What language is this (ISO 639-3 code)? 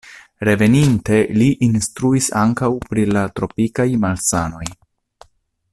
epo